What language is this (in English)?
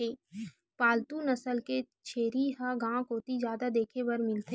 Chhattisgarhi